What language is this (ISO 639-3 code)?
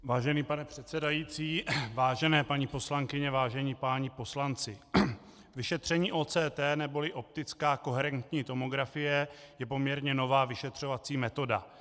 ces